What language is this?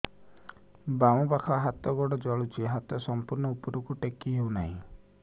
Odia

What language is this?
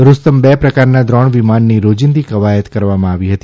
Gujarati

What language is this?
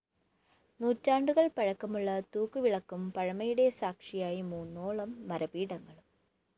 Malayalam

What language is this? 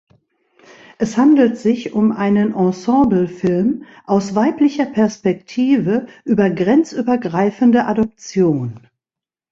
German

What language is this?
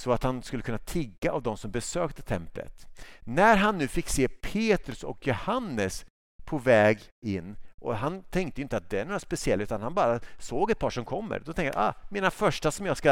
Swedish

